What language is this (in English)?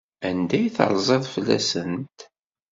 Kabyle